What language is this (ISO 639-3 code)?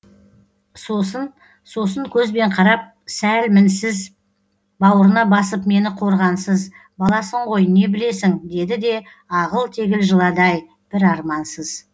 kaz